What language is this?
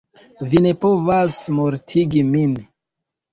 Esperanto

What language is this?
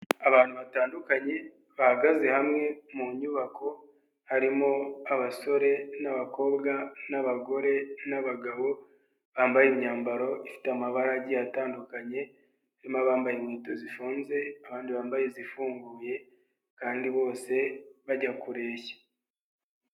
Kinyarwanda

